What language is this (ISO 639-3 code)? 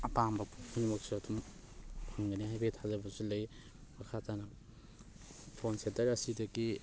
mni